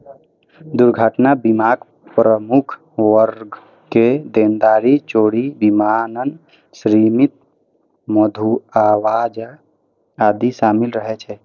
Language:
Maithili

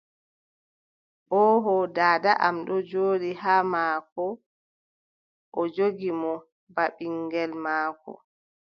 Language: Adamawa Fulfulde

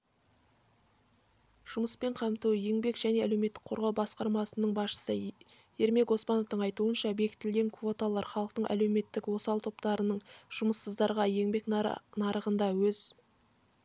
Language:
Kazakh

